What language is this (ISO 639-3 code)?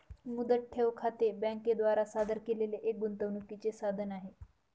mar